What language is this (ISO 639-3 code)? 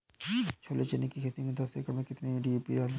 hin